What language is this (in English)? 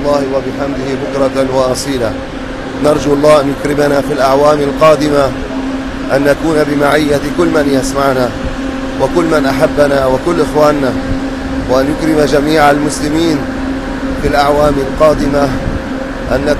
Arabic